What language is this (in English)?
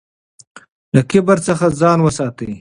Pashto